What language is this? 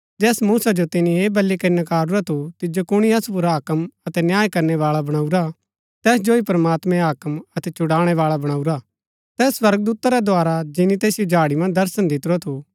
Gaddi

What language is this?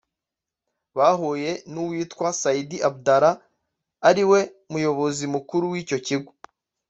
Kinyarwanda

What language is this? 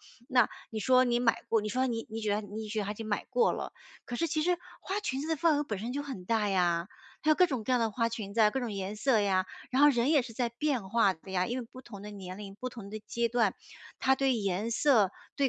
Chinese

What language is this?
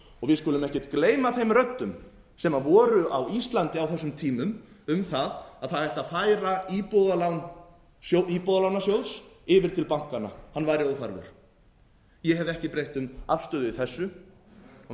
Icelandic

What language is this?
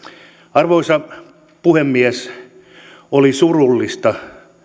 Finnish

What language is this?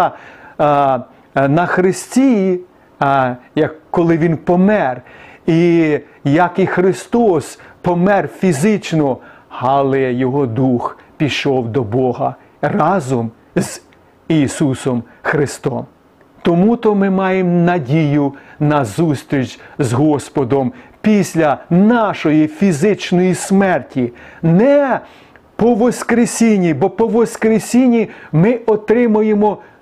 Ukrainian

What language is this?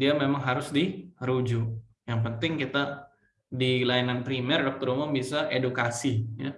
Indonesian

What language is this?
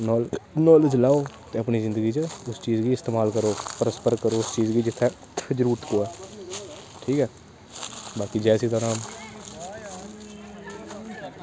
Dogri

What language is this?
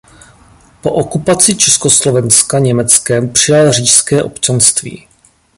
Czech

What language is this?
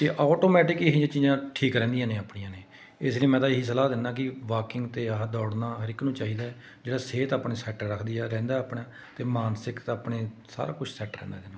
Punjabi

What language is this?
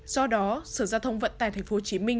Vietnamese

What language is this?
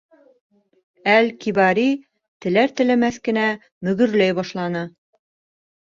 Bashkir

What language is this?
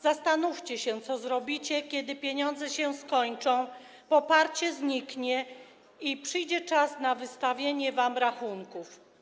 Polish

